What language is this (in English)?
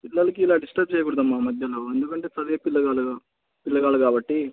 Telugu